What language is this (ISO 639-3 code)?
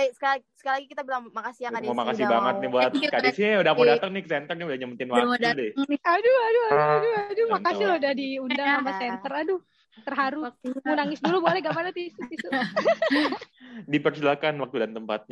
ind